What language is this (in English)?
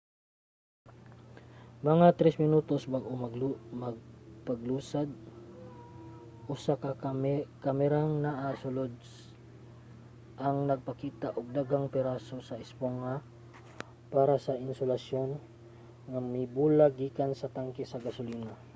Cebuano